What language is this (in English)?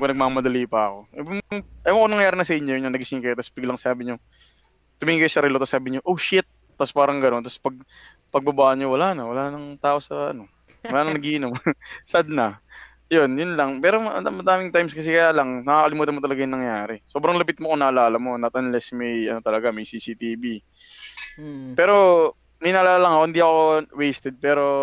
Filipino